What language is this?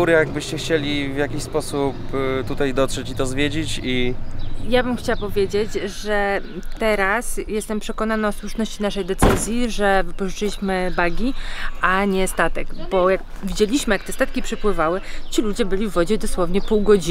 Polish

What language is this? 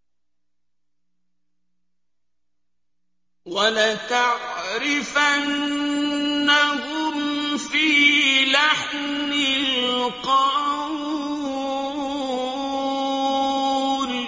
Arabic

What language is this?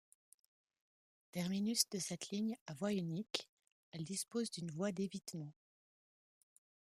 French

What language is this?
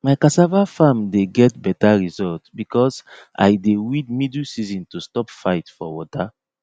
Nigerian Pidgin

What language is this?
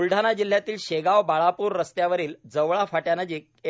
Marathi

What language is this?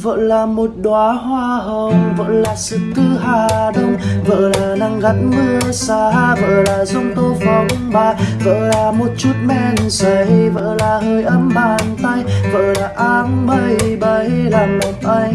Vietnamese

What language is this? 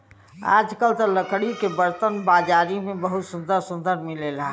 Bhojpuri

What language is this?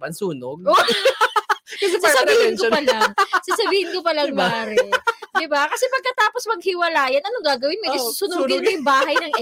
Filipino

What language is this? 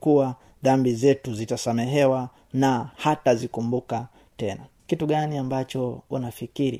Swahili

